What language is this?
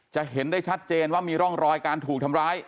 Thai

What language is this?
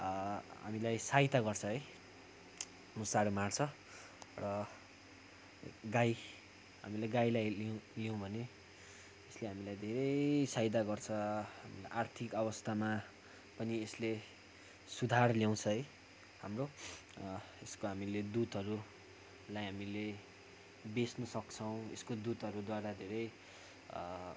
Nepali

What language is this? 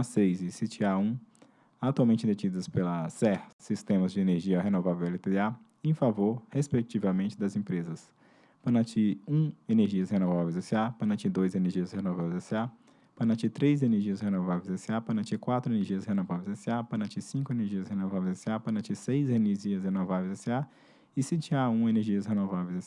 Portuguese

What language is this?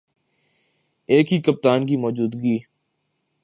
Urdu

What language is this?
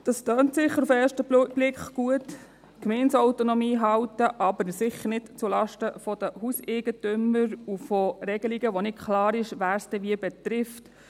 Swiss German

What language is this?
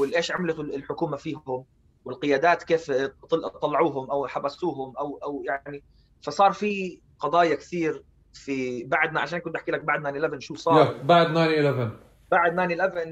Arabic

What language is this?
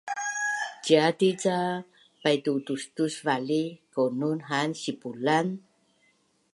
Bunun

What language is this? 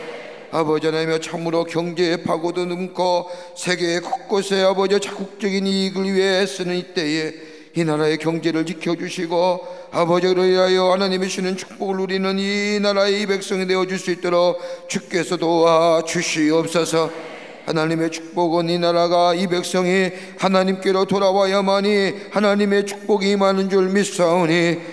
Korean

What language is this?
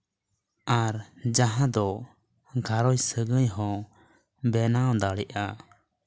Santali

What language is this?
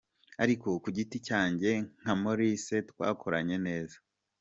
Kinyarwanda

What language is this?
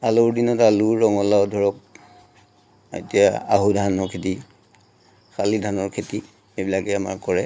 Assamese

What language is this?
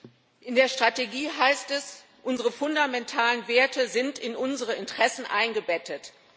German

